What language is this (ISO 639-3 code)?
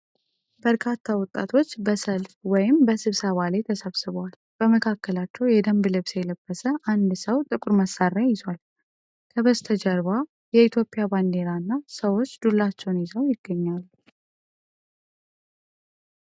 amh